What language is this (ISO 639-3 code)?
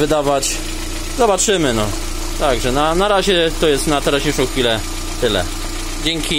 pol